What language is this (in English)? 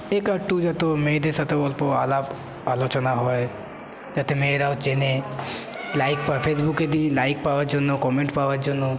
Bangla